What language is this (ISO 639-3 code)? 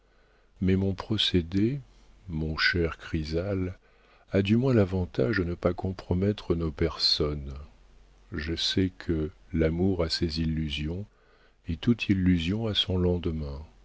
fra